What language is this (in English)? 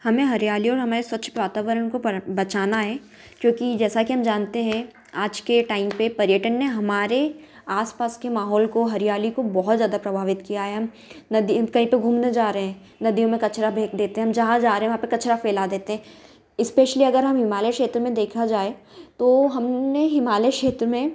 Hindi